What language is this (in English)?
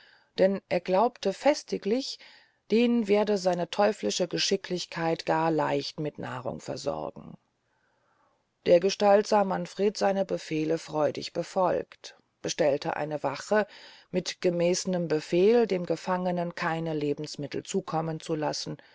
German